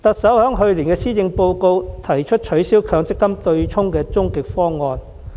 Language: Cantonese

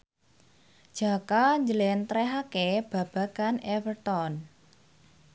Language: Javanese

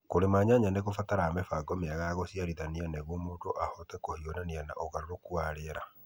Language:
Kikuyu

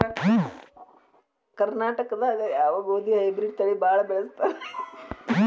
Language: Kannada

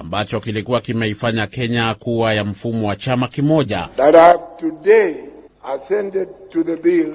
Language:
Swahili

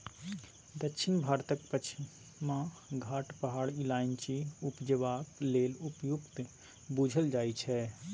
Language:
Maithili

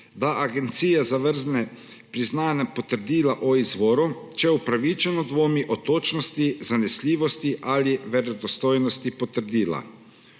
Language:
Slovenian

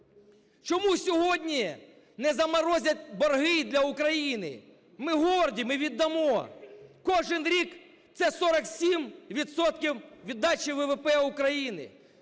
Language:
Ukrainian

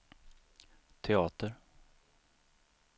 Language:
Swedish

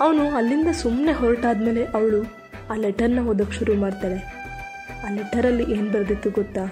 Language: Kannada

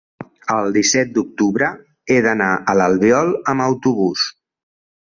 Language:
Catalan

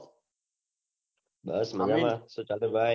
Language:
Gujarati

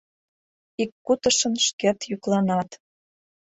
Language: Mari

